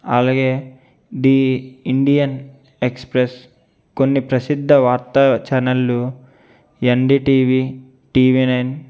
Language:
Telugu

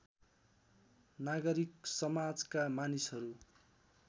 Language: Nepali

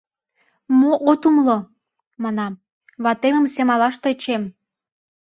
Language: Mari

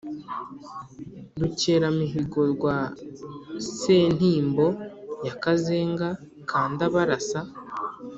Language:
Kinyarwanda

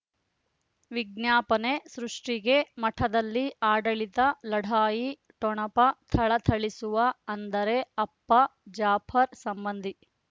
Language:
Kannada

